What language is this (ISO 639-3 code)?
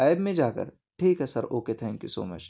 urd